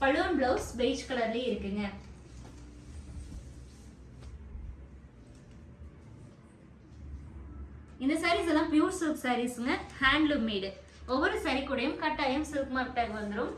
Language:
Tamil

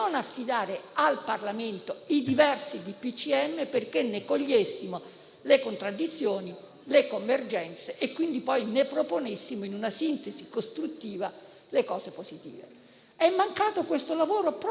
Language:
Italian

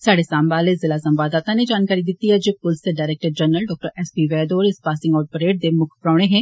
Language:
Dogri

